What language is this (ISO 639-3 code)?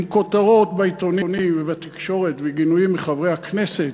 heb